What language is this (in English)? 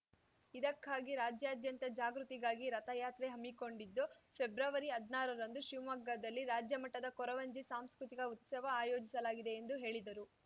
Kannada